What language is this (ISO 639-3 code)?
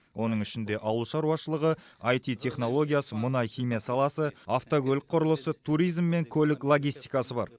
kaz